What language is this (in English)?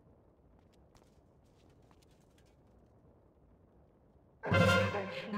Russian